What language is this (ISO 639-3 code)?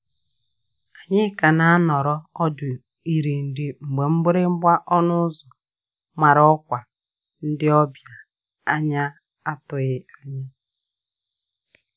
ibo